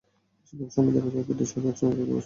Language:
Bangla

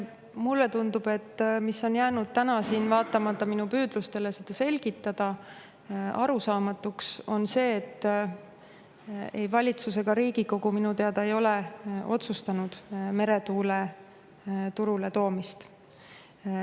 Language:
Estonian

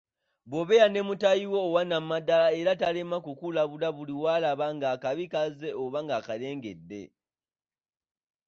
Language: Ganda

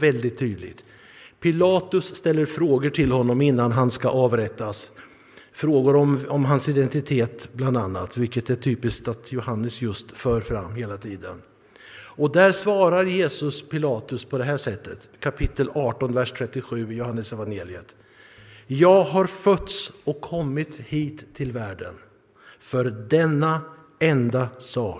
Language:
Swedish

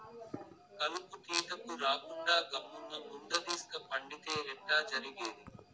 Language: Telugu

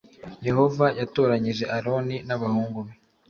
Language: Kinyarwanda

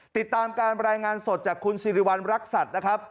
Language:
Thai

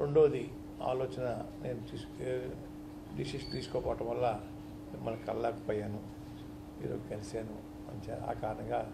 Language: Telugu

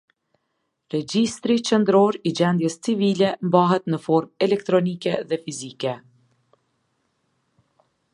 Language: Albanian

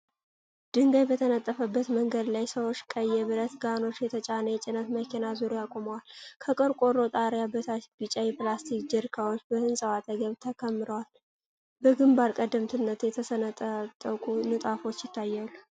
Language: Amharic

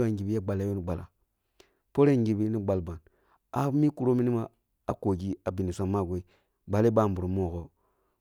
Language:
Kulung (Nigeria)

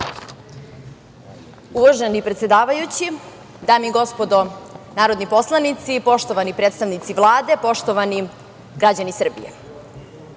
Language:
Serbian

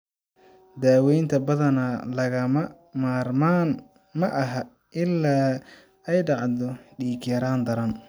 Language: Somali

